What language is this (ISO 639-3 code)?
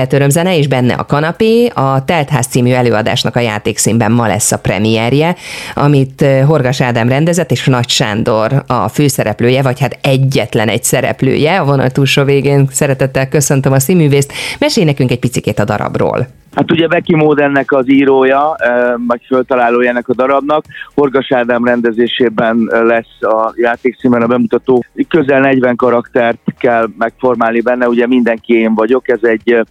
hun